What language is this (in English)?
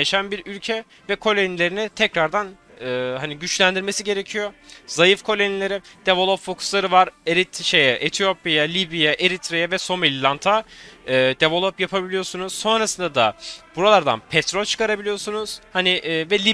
Turkish